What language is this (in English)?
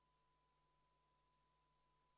Estonian